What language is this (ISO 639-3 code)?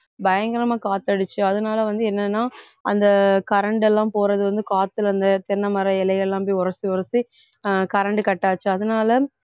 tam